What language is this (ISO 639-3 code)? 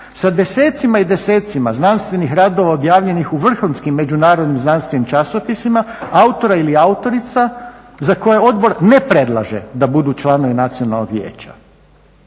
hrv